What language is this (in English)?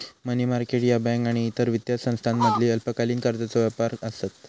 Marathi